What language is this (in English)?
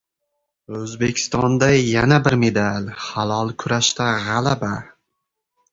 Uzbek